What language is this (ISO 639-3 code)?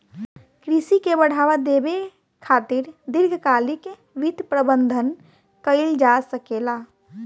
bho